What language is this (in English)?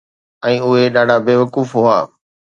Sindhi